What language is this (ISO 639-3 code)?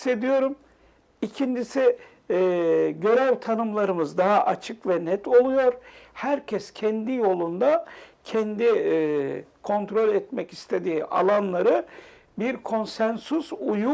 tur